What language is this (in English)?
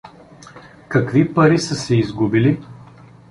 Bulgarian